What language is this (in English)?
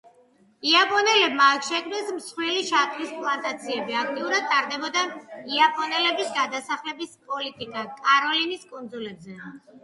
Georgian